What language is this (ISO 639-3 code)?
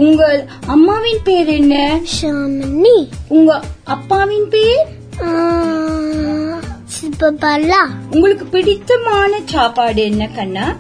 tam